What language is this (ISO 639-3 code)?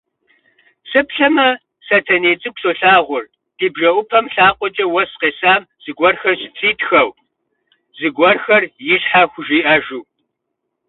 kbd